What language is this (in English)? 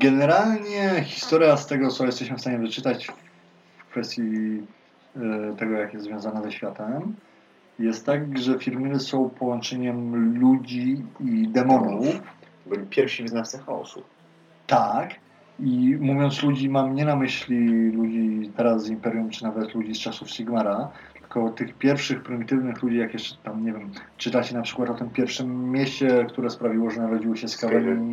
Polish